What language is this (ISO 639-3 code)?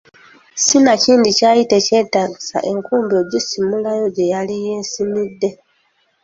lug